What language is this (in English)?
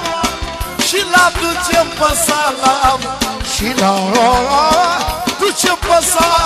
Romanian